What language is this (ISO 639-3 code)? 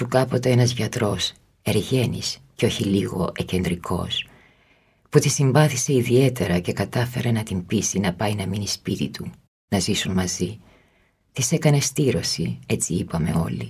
ell